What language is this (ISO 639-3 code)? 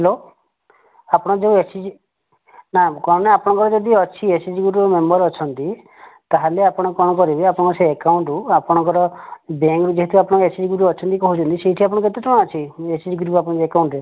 ori